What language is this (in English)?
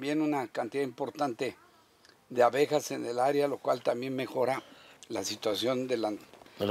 Spanish